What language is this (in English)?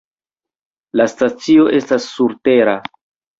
Esperanto